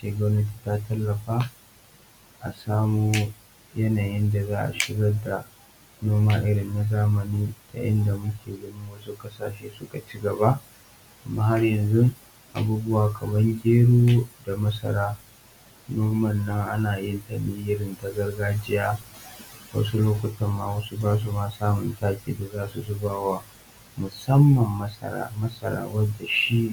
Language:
Hausa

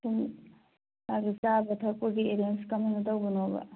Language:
Manipuri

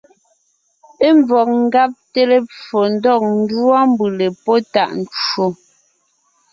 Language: Ngiemboon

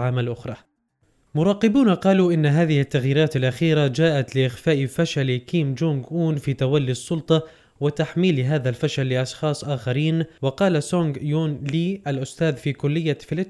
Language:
Arabic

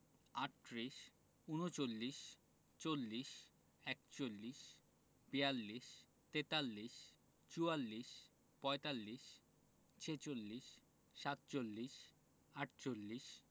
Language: Bangla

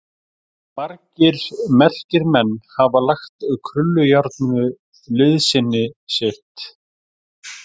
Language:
Icelandic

